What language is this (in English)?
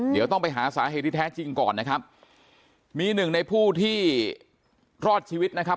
Thai